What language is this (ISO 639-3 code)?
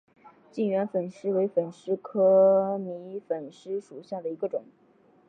zho